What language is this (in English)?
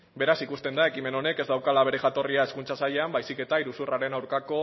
Basque